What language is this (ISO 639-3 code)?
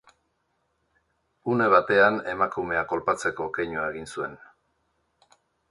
eus